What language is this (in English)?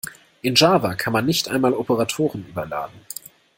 German